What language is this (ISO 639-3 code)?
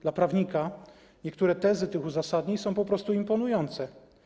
pol